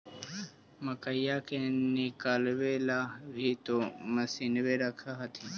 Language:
Magahi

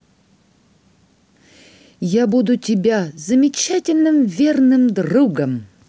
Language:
Russian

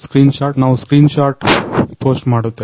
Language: Kannada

